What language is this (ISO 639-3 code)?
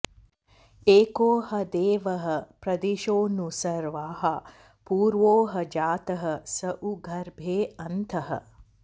san